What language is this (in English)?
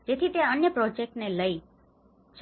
Gujarati